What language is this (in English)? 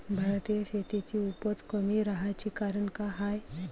Marathi